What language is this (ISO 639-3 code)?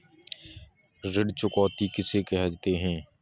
hin